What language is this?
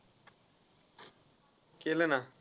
Marathi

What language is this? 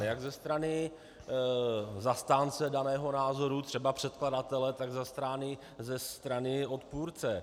Czech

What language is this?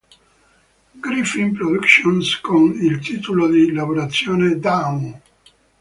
Italian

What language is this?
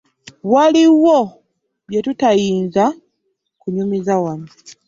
Ganda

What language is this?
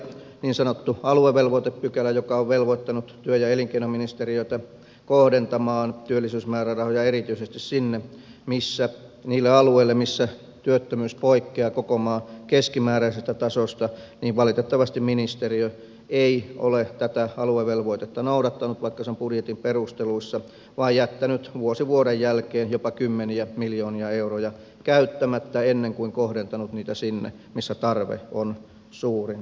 Finnish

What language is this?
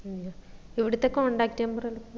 Malayalam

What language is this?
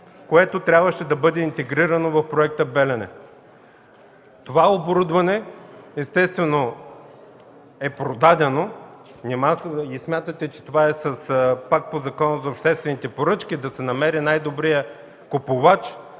Bulgarian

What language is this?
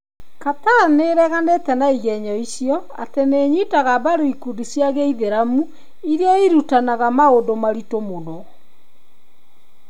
Kikuyu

